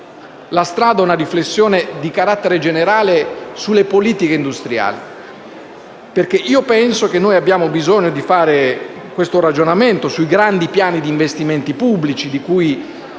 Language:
Italian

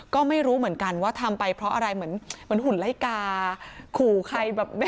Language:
Thai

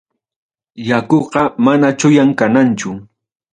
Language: Ayacucho Quechua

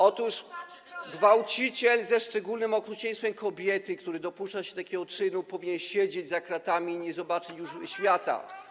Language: Polish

